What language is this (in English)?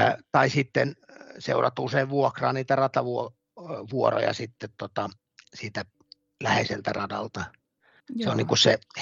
Finnish